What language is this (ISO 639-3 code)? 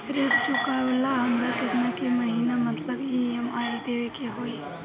bho